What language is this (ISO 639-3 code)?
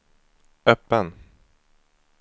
swe